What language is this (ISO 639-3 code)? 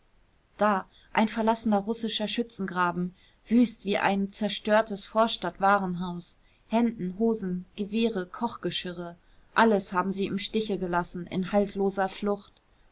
deu